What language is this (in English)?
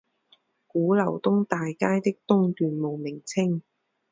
Chinese